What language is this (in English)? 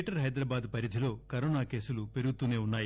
Telugu